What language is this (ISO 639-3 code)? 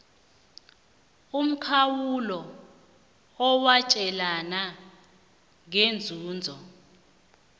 nbl